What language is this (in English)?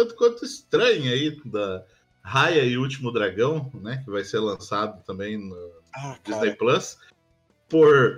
Portuguese